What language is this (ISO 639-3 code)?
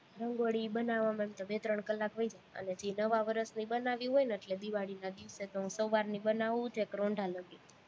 guj